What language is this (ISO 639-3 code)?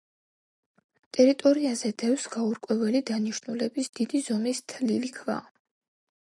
kat